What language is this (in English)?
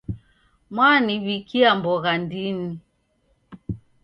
Taita